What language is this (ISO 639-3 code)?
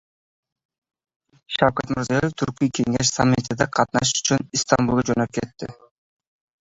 uzb